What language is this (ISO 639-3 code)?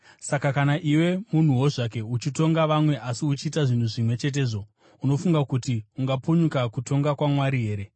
sna